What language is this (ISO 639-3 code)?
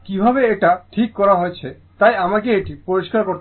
ben